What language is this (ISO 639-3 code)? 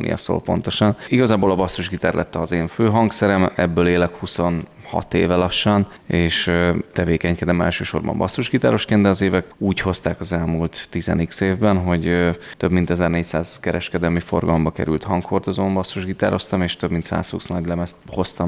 hun